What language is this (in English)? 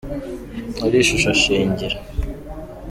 Kinyarwanda